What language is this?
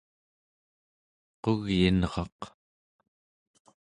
Central Yupik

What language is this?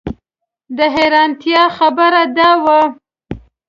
Pashto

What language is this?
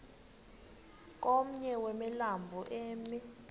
Xhosa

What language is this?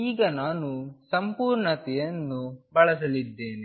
Kannada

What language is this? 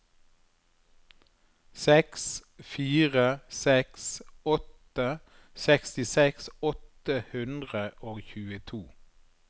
Norwegian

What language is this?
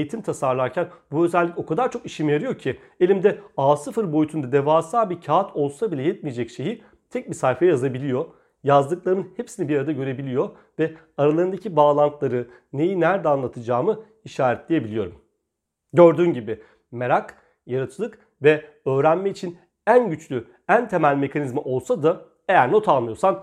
Turkish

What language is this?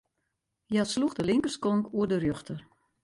Western Frisian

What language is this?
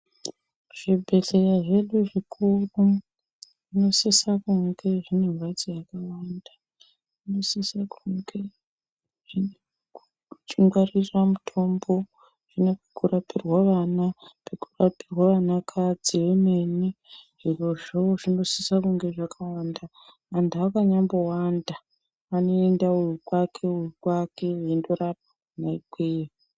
Ndau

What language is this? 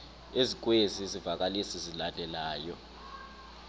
Xhosa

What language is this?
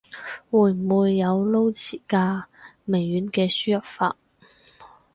Cantonese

